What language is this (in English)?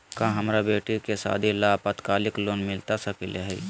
Magahi